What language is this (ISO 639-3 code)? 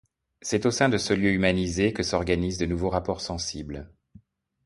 fra